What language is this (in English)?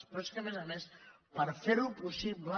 Catalan